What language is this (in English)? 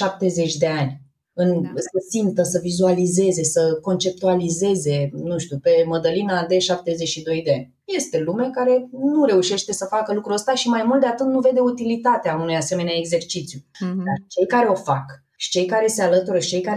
Romanian